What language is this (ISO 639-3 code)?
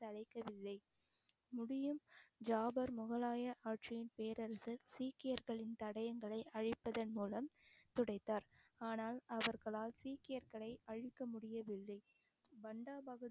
tam